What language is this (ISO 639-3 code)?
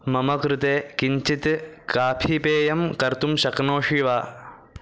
san